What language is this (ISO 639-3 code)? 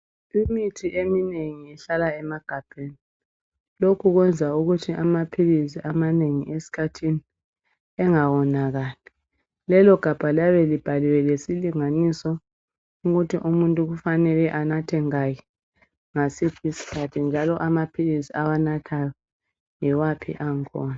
nde